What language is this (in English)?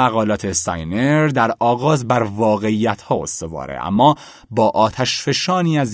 Persian